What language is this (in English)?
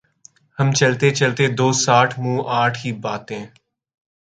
Urdu